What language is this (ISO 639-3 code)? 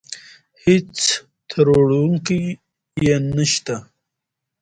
pus